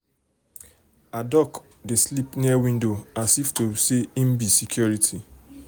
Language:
Nigerian Pidgin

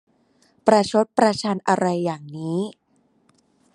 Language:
Thai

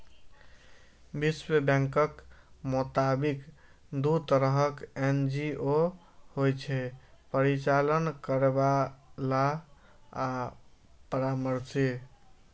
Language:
Maithili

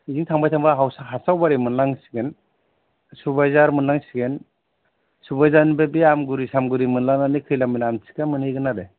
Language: Bodo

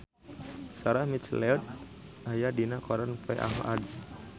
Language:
Sundanese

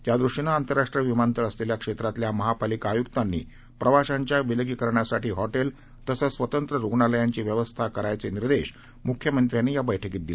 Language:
Marathi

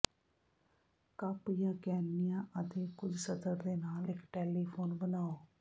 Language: Punjabi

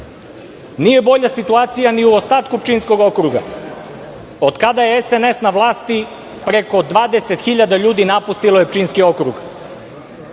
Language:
Serbian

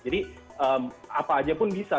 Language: Indonesian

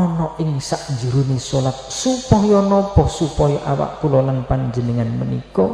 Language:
Indonesian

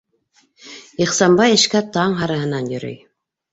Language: Bashkir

